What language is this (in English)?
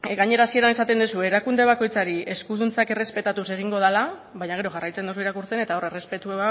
Basque